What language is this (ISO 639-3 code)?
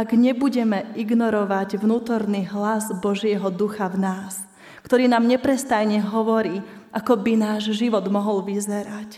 slk